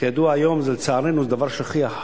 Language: Hebrew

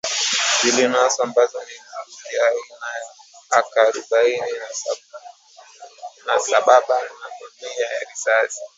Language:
Swahili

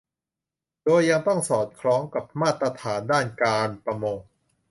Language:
Thai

